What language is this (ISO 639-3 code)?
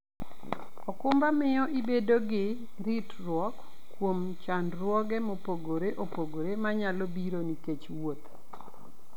luo